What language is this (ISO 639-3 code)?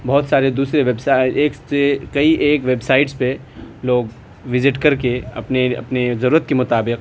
urd